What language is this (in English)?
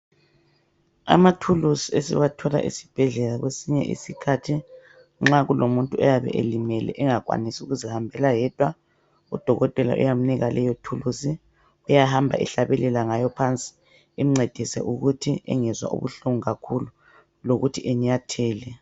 North Ndebele